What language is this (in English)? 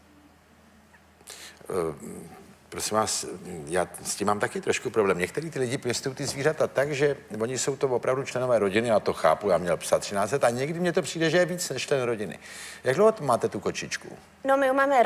Czech